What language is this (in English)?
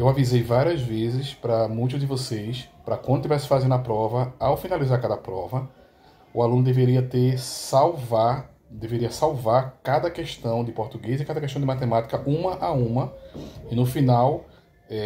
Portuguese